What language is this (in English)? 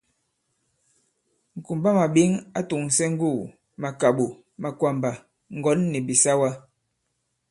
Bankon